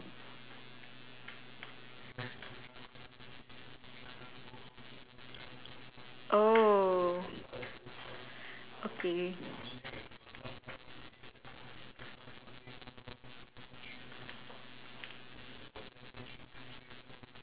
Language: English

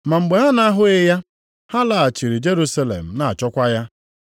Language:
Igbo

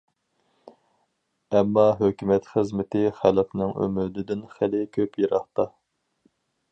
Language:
Uyghur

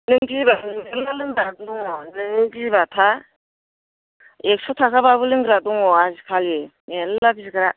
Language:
Bodo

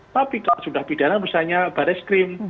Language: Indonesian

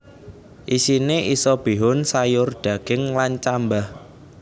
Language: Javanese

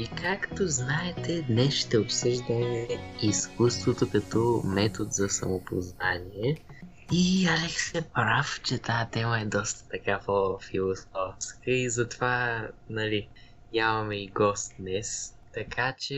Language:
Bulgarian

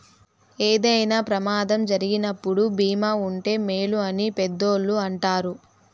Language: Telugu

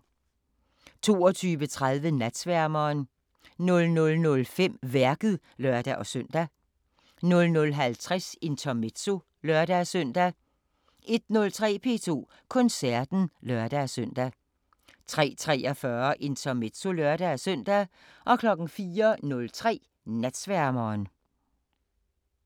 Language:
Danish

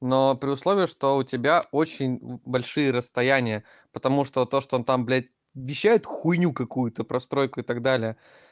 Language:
Russian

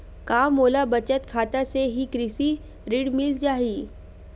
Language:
Chhattisgarhi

